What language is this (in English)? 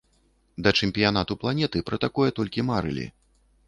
Belarusian